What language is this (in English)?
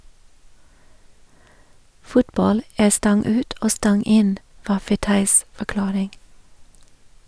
Norwegian